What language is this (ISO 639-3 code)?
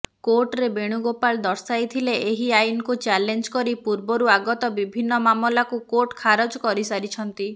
ori